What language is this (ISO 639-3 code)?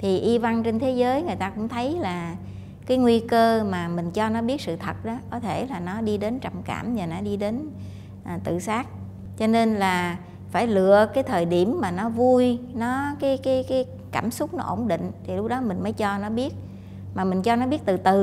vie